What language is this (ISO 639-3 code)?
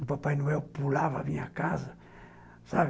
por